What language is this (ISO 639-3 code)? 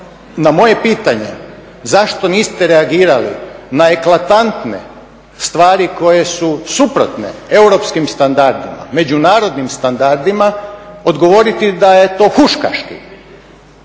hrv